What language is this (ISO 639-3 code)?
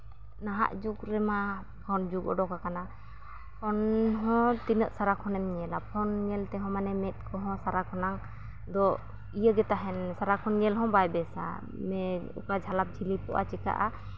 sat